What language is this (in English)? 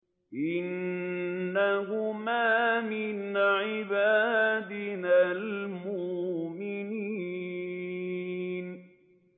Arabic